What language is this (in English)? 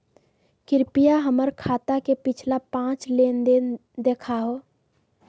Magahi